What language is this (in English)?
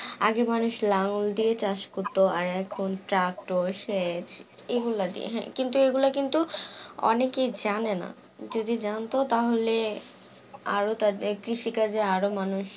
Bangla